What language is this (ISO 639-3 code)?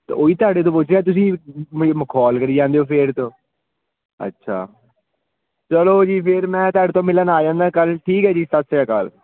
pan